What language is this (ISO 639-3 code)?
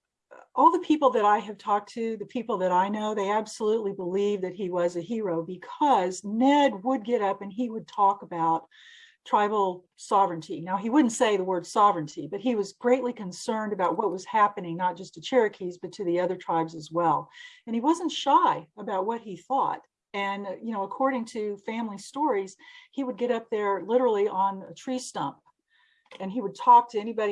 eng